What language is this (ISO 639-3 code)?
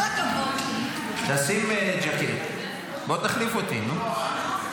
heb